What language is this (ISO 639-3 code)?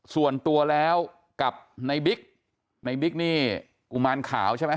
tha